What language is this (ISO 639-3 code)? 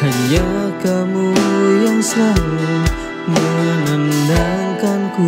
ind